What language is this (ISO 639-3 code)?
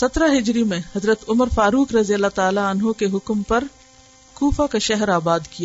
urd